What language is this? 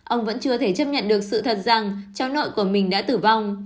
Vietnamese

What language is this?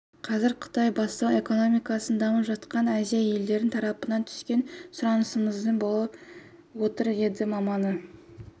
Kazakh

